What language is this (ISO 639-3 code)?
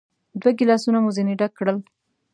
pus